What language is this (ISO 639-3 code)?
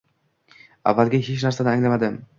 uzb